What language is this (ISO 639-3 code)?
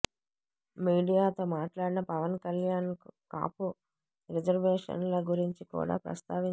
tel